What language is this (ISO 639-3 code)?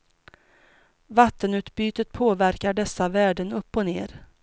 swe